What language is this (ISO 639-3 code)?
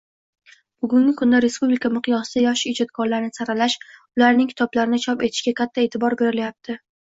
uzb